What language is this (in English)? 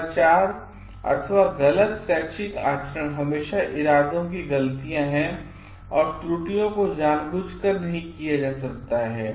Hindi